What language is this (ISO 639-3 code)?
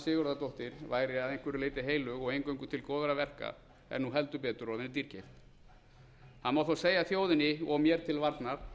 isl